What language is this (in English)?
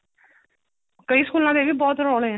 Punjabi